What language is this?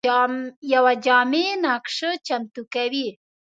Pashto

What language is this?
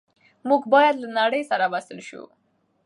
Pashto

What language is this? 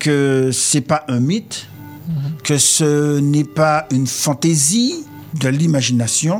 French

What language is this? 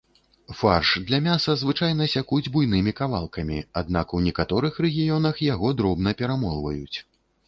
Belarusian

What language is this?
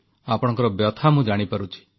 Odia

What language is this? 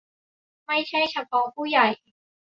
Thai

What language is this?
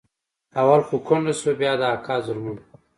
Pashto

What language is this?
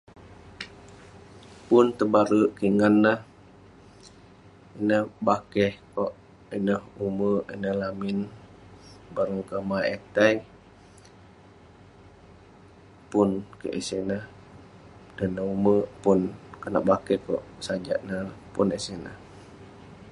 Western Penan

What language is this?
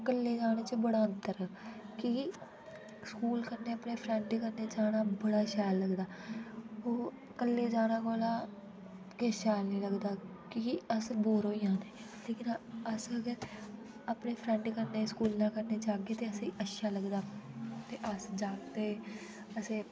Dogri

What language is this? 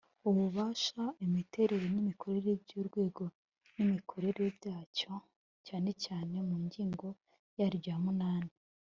Kinyarwanda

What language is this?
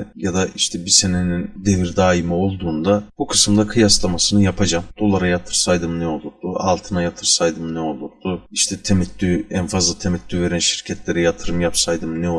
Turkish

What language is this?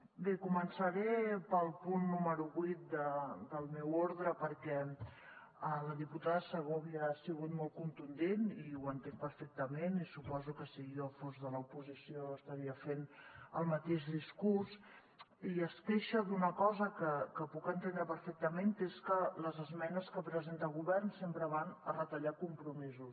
Catalan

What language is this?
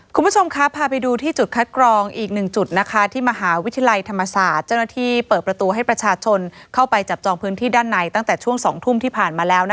Thai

